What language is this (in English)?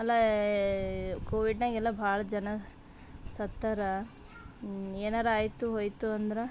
Kannada